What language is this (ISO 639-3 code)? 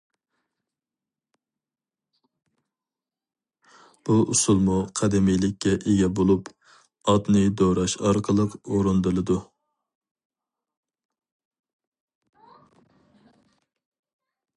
uig